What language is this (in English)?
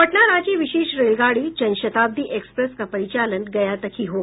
Hindi